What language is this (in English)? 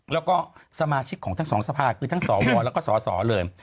Thai